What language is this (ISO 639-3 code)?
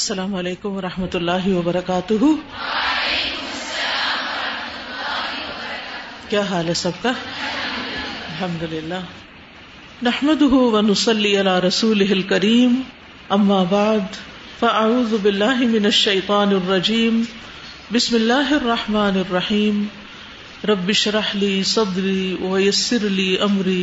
urd